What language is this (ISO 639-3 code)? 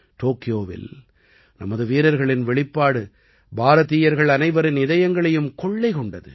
tam